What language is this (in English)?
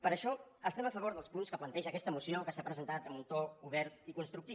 Catalan